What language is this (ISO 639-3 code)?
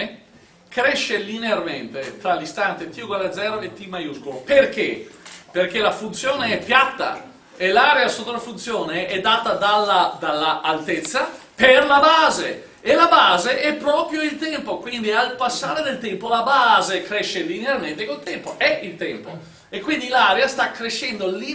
ita